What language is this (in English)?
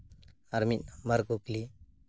Santali